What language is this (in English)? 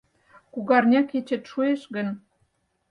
Mari